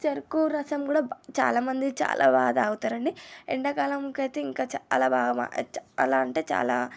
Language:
Telugu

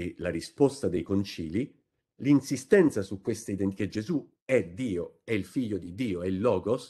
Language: Italian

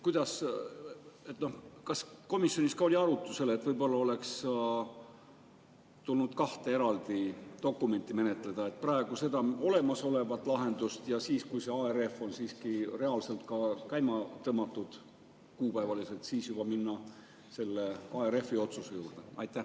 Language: Estonian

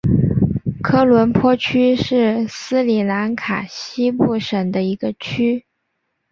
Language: Chinese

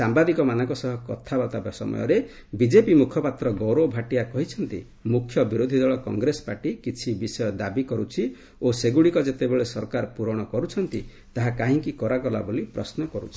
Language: Odia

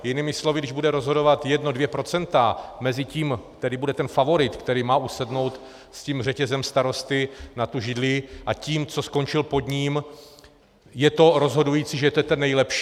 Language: Czech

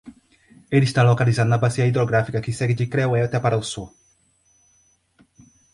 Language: Portuguese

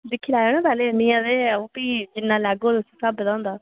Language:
Dogri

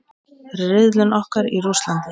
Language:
Icelandic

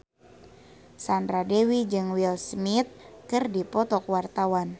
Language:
Sundanese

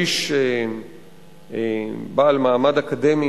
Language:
Hebrew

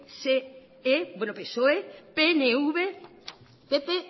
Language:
Basque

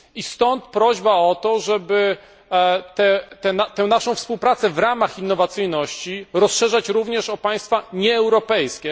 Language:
Polish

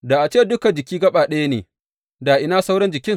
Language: Hausa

